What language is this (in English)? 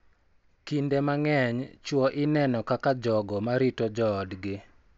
Luo (Kenya and Tanzania)